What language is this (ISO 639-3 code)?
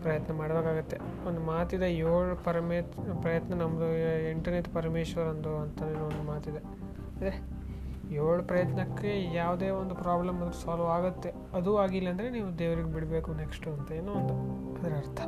kan